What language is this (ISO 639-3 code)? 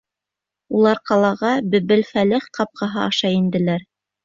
bak